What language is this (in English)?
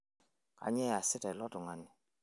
Masai